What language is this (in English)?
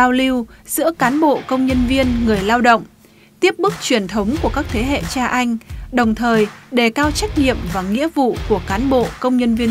Vietnamese